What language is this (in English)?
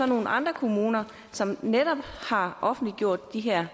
Danish